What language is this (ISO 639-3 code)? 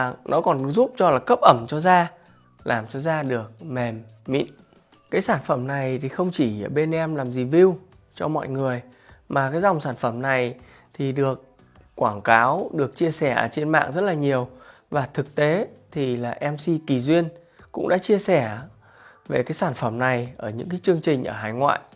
vie